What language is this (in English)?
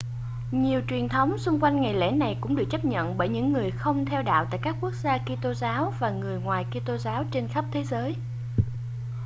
Vietnamese